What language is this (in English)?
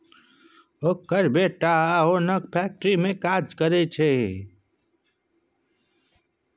Maithili